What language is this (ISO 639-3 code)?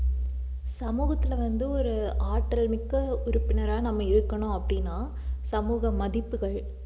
tam